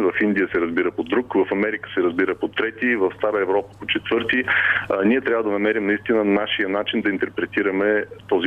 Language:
Bulgarian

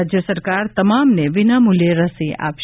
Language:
Gujarati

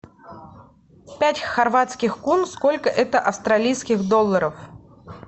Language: Russian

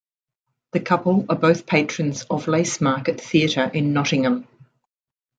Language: English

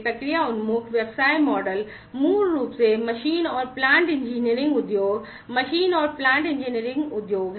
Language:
Hindi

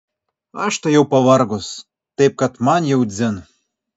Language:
Lithuanian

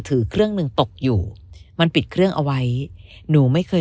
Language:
Thai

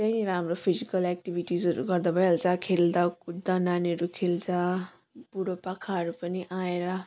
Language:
Nepali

